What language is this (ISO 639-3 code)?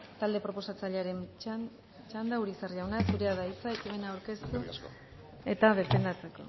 eus